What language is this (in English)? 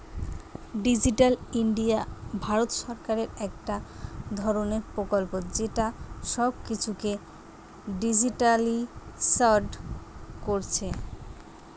Bangla